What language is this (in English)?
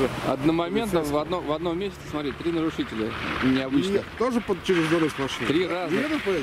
Russian